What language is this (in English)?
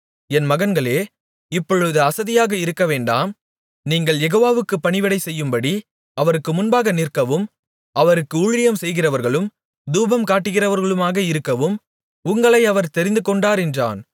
Tamil